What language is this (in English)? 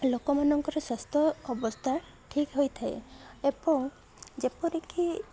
Odia